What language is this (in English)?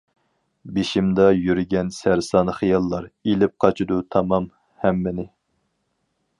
Uyghur